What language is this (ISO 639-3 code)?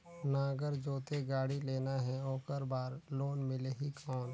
hne